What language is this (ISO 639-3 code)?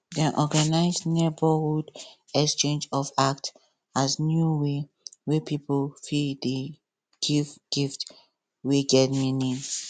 pcm